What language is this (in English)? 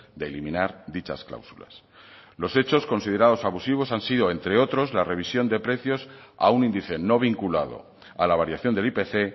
Spanish